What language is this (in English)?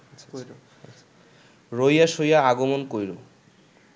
Bangla